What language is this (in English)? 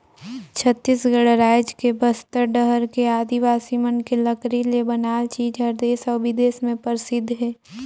Chhattisgarhi